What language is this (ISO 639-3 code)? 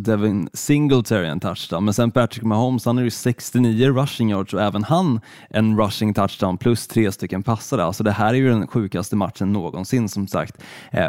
swe